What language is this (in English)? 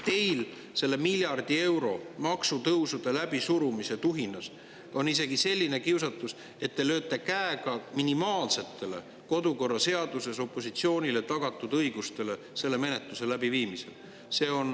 Estonian